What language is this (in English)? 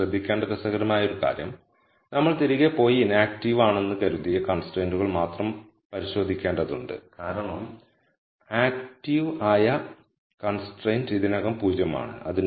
Malayalam